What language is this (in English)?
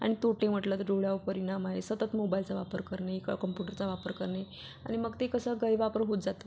Marathi